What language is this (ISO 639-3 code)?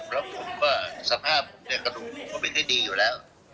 tha